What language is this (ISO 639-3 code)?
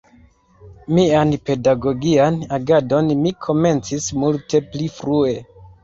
epo